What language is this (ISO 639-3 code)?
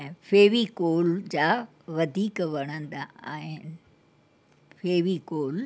snd